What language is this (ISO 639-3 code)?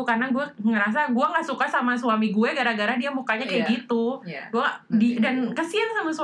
ind